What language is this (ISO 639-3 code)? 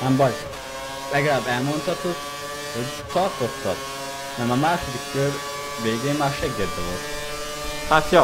hun